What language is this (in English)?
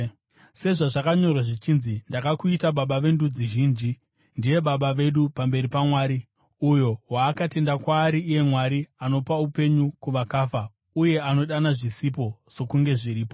Shona